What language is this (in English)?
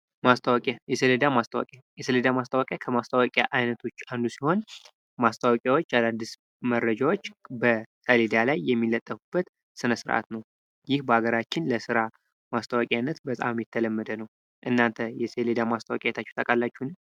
Amharic